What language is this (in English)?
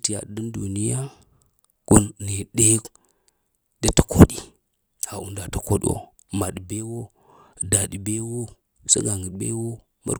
Lamang